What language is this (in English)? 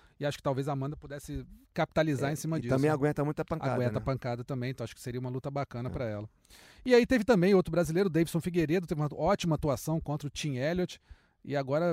Portuguese